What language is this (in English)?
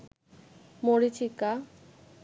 Bangla